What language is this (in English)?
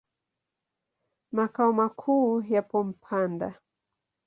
Swahili